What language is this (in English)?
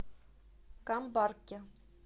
Russian